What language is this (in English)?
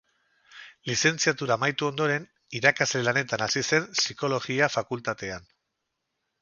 Basque